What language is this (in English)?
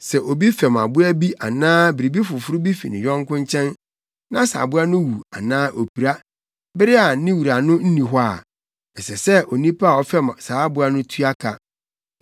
Akan